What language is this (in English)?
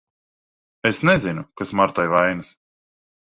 Latvian